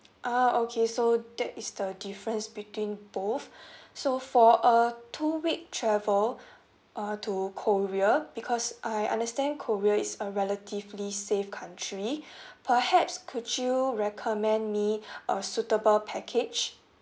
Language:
English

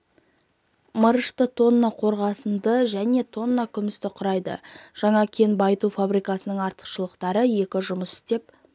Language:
Kazakh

